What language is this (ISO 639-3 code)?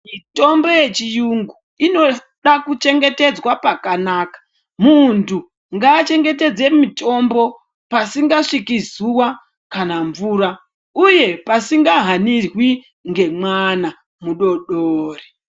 ndc